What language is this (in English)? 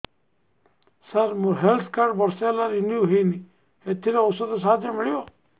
Odia